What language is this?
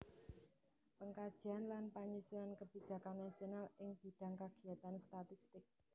Javanese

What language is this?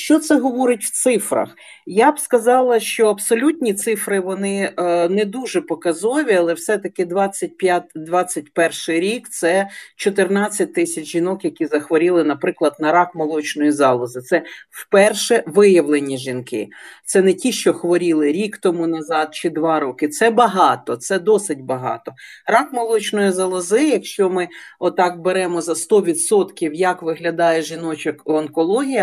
Ukrainian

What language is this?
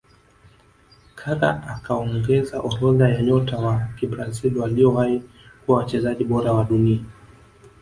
Swahili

